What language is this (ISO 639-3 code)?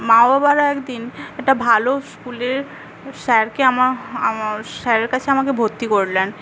ben